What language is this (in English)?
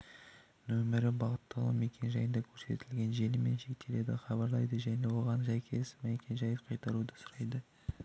Kazakh